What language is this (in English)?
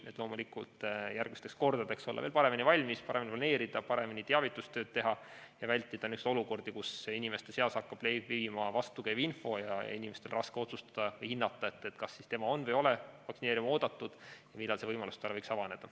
Estonian